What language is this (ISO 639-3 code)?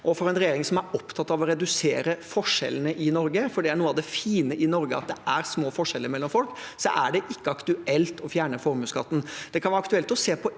nor